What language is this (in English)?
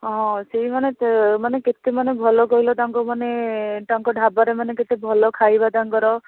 Odia